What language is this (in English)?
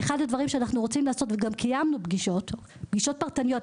Hebrew